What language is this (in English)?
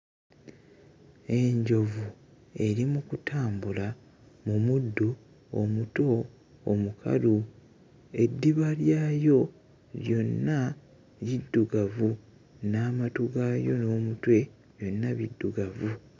Ganda